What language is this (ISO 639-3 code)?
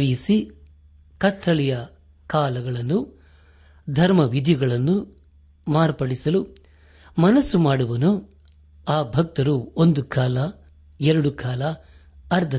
kan